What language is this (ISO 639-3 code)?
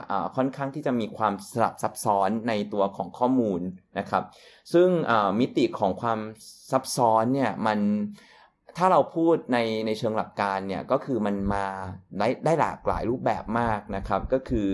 tha